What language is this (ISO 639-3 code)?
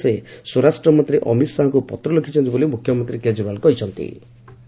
ori